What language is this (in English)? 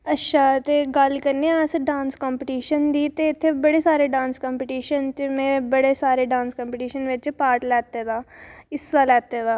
Dogri